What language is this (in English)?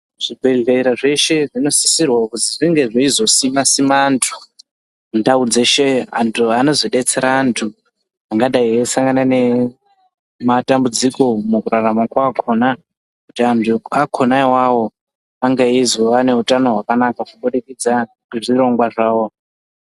Ndau